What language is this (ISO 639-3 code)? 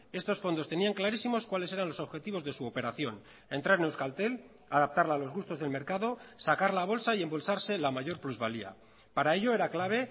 spa